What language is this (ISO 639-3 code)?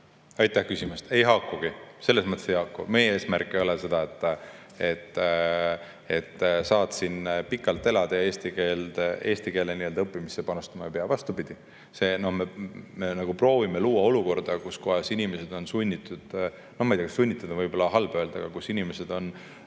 est